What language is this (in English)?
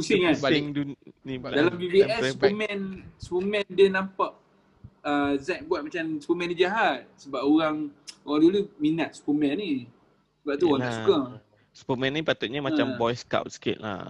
Malay